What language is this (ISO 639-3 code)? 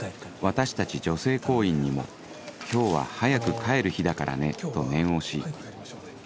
jpn